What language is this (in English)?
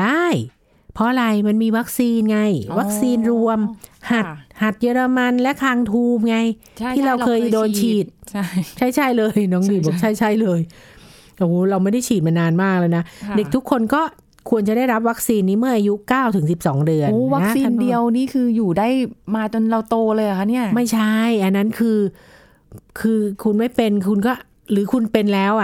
Thai